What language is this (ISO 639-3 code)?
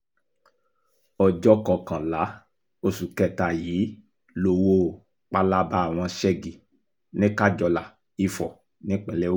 yor